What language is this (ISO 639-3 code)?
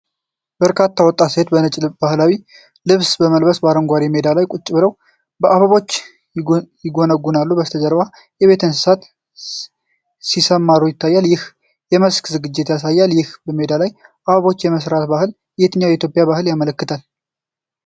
amh